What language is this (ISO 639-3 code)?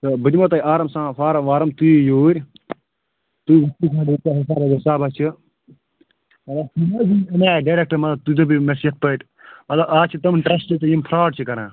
kas